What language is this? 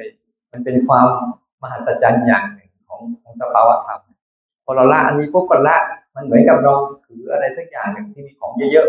Thai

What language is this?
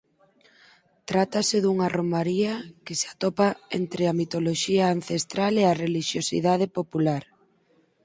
Galician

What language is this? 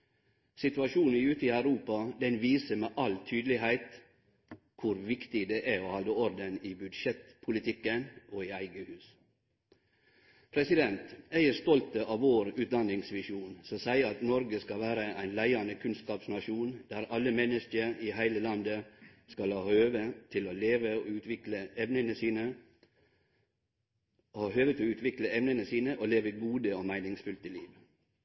Norwegian Nynorsk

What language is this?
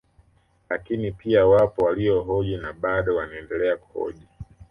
Swahili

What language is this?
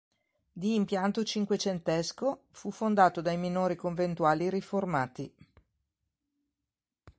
Italian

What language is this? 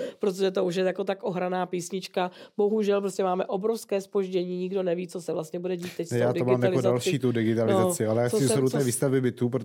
Czech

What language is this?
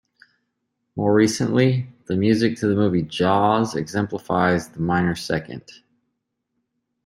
English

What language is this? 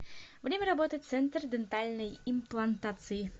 Russian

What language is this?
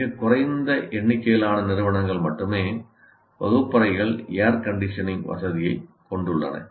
Tamil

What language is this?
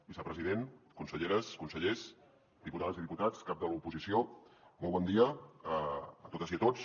Catalan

